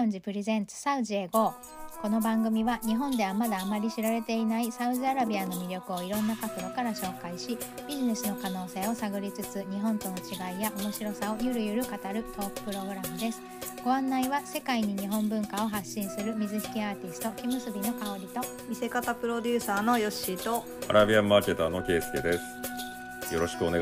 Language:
Japanese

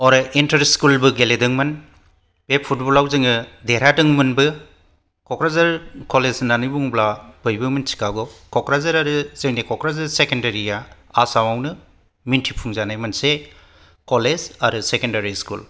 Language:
Bodo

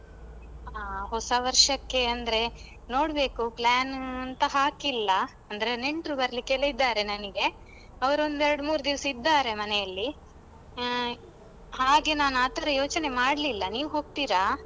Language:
Kannada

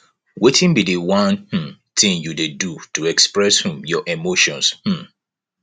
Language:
Nigerian Pidgin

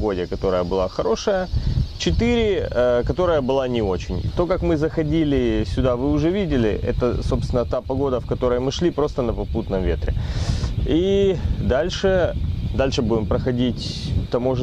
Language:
Russian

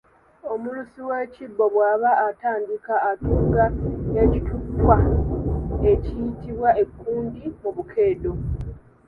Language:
Ganda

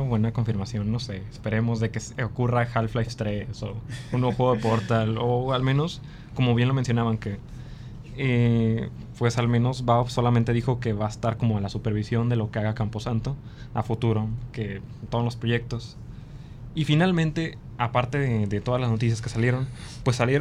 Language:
Spanish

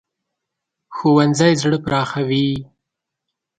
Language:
Pashto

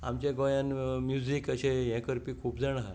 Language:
Konkani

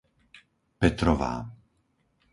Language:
Slovak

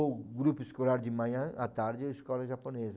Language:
Portuguese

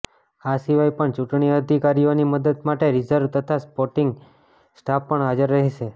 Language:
Gujarati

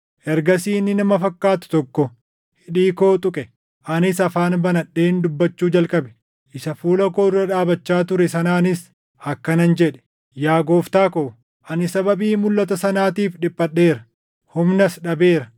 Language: Oromo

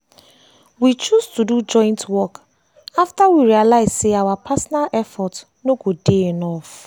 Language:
Nigerian Pidgin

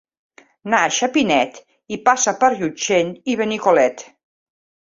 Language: Catalan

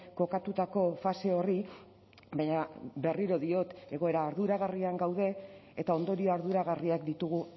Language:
Basque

